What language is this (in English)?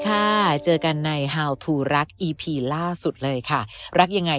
Thai